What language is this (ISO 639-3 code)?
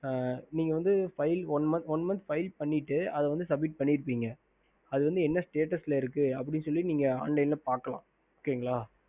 tam